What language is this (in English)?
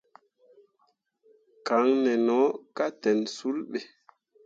Mundang